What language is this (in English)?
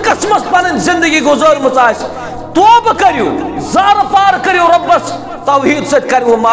Turkish